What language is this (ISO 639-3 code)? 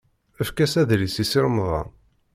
kab